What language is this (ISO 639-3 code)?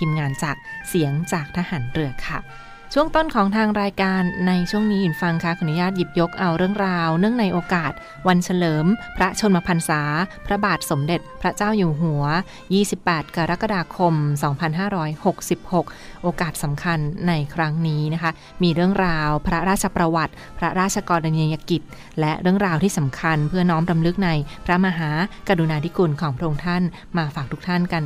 tha